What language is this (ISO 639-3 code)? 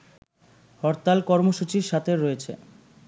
ben